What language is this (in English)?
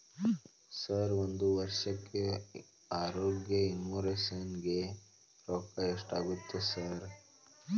Kannada